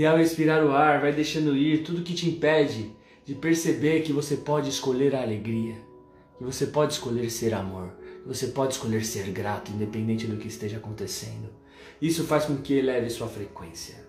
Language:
Portuguese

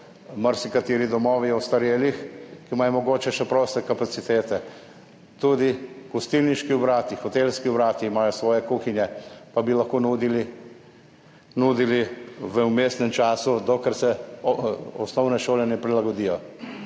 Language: Slovenian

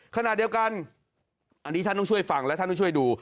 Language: Thai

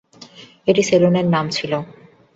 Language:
Bangla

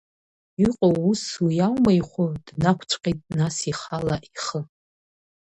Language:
Abkhazian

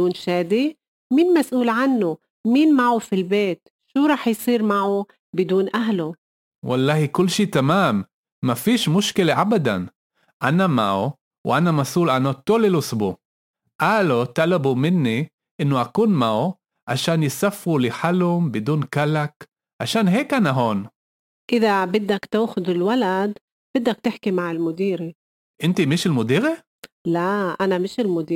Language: Hebrew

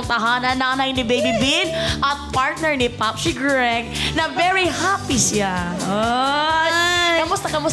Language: Filipino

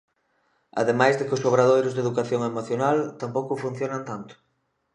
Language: Galician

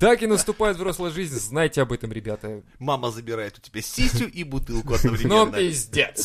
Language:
Russian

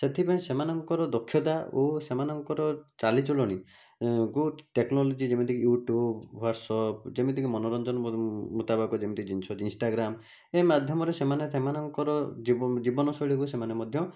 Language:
Odia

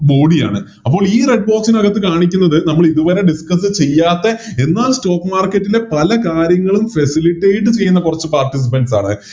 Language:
Malayalam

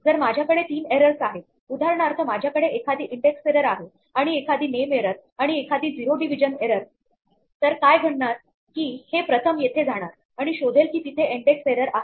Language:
Marathi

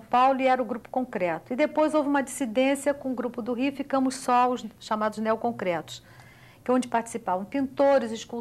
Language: Portuguese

